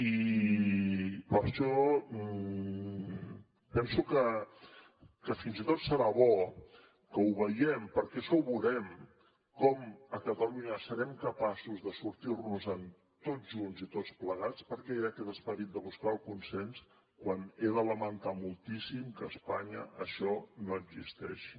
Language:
Catalan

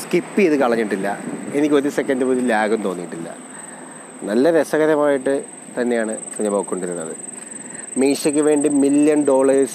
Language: Malayalam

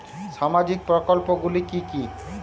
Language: Bangla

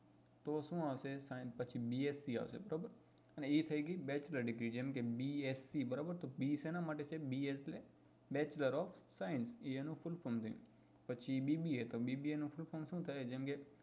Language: Gujarati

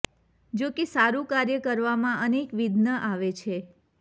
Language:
Gujarati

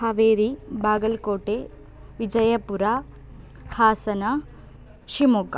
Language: Sanskrit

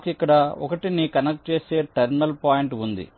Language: Telugu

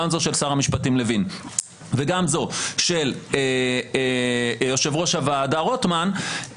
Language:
Hebrew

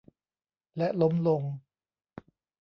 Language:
Thai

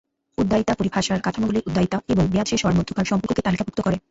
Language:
Bangla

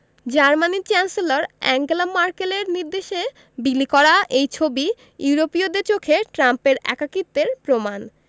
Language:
Bangla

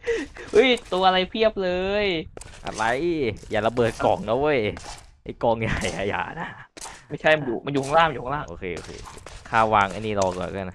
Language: Thai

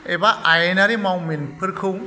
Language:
Bodo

